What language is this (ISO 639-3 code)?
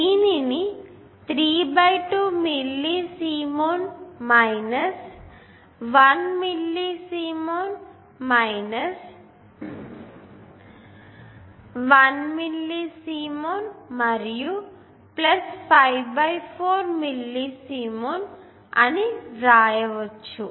tel